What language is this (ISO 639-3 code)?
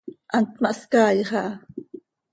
sei